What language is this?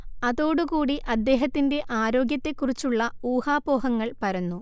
Malayalam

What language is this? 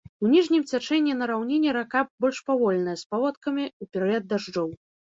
Belarusian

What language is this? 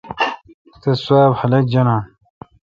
Kalkoti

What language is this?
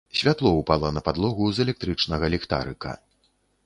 Belarusian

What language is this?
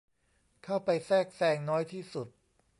Thai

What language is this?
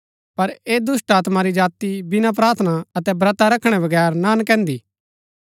Gaddi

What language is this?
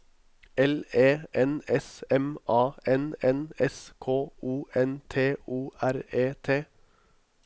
Norwegian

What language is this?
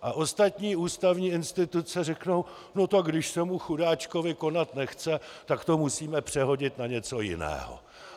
Czech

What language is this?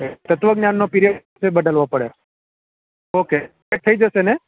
Gujarati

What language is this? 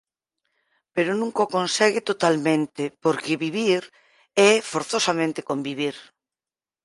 Galician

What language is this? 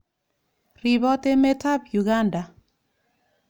Kalenjin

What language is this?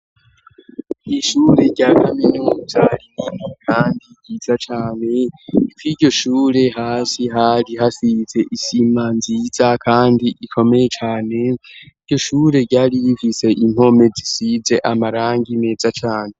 Rundi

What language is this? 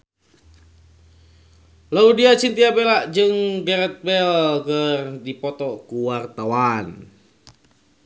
Sundanese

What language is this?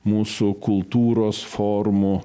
Lithuanian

